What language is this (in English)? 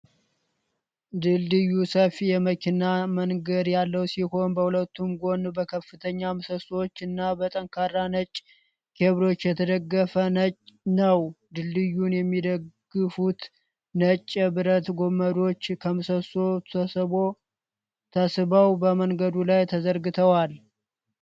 Amharic